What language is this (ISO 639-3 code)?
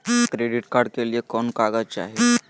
mag